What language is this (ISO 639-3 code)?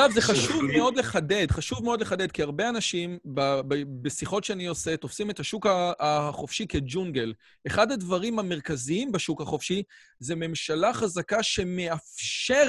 heb